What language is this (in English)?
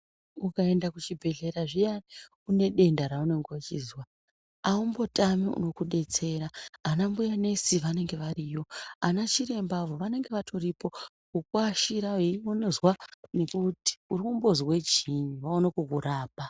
Ndau